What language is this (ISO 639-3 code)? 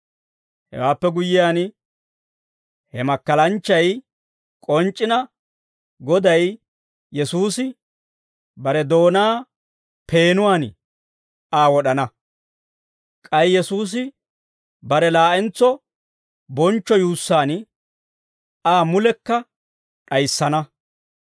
dwr